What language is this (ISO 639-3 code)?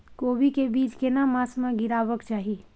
mai